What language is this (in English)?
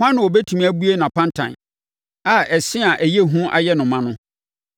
Akan